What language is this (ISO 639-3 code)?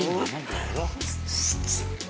ind